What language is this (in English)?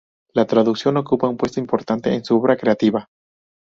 Spanish